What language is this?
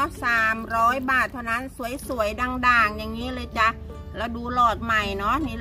Thai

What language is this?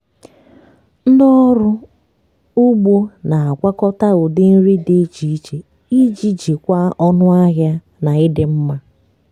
Igbo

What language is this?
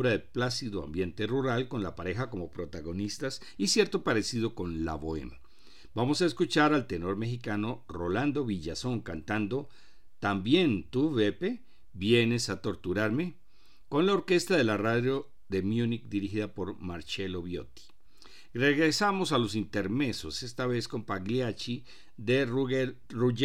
Spanish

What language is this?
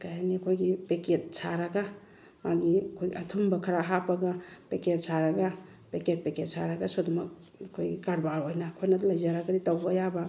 Manipuri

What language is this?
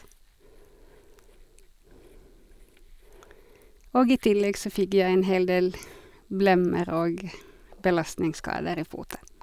Norwegian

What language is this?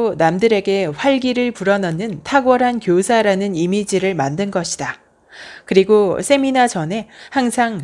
Korean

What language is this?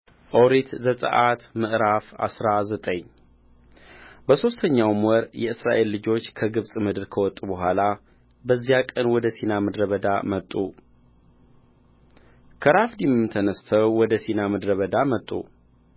Amharic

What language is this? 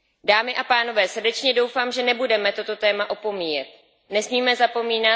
Czech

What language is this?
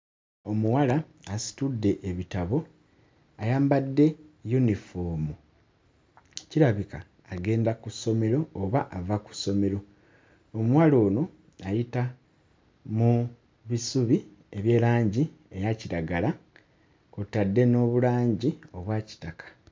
Ganda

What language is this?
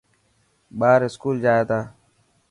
Dhatki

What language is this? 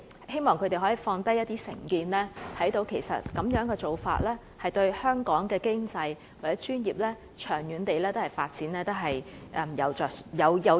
Cantonese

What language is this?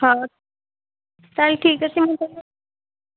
Odia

